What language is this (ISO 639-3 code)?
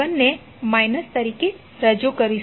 guj